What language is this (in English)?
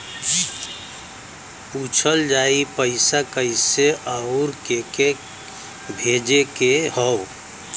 Bhojpuri